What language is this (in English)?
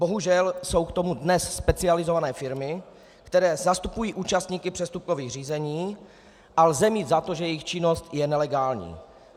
Czech